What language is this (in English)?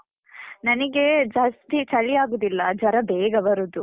Kannada